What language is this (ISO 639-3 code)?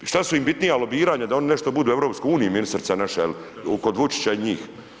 hrv